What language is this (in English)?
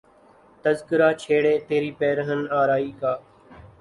Urdu